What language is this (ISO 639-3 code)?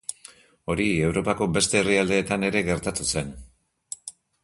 eus